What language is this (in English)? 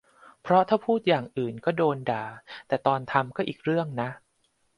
Thai